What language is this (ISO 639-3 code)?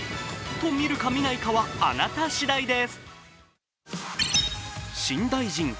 jpn